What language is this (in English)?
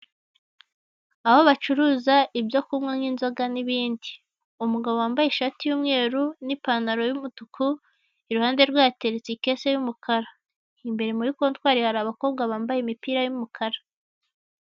Kinyarwanda